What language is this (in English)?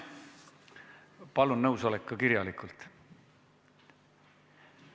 Estonian